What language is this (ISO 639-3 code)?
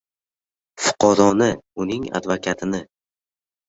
uzb